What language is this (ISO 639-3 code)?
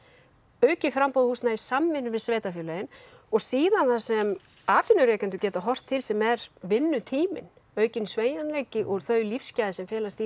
isl